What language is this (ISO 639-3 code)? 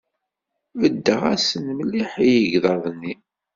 kab